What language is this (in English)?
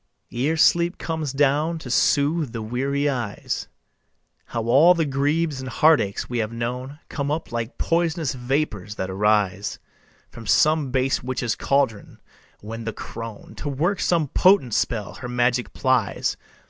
English